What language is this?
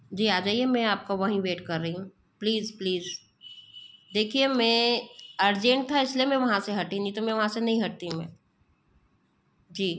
Hindi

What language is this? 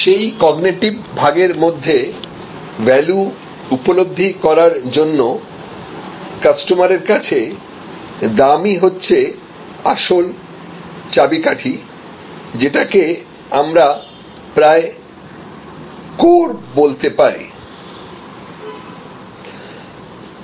Bangla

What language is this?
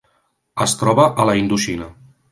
Catalan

